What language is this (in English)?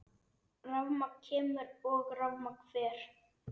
Icelandic